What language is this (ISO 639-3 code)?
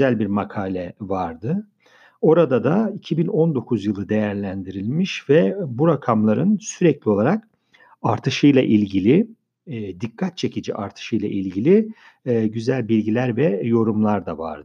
tur